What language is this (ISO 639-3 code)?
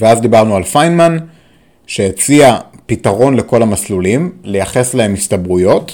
heb